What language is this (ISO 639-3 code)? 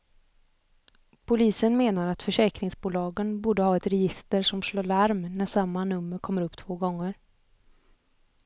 swe